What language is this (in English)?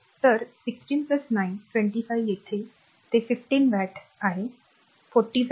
Marathi